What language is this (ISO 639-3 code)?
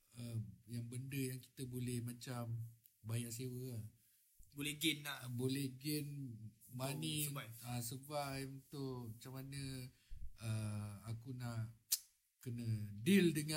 msa